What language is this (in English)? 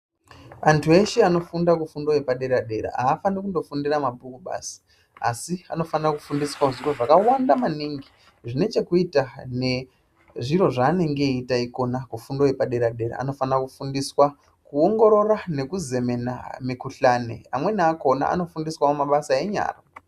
Ndau